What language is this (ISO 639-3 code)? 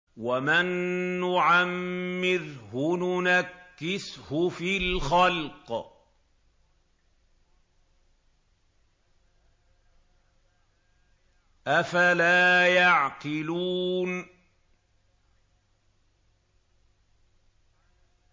ara